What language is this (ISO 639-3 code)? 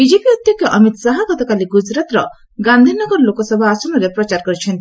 ori